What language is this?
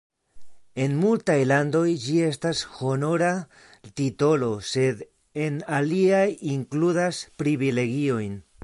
Esperanto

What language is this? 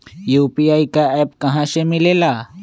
Magahi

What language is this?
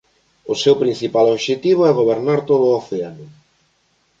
Galician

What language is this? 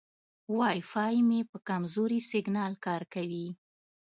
Pashto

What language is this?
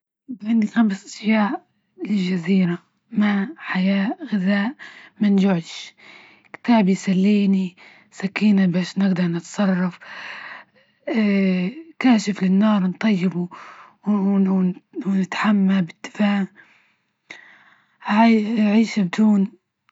Libyan Arabic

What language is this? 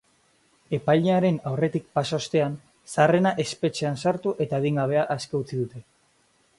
Basque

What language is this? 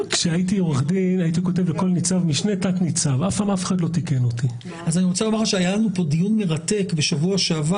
Hebrew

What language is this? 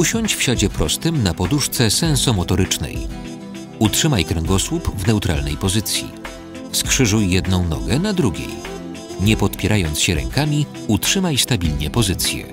Polish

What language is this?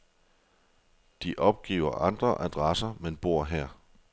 Danish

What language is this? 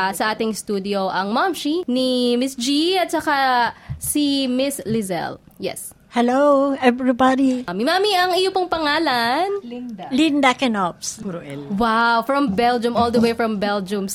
Filipino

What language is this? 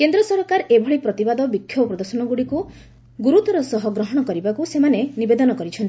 Odia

